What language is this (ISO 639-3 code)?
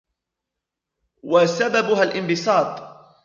ara